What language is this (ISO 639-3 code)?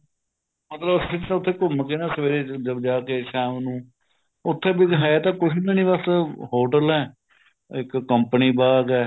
pan